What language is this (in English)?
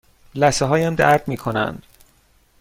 Persian